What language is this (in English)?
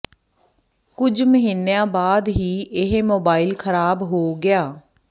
Punjabi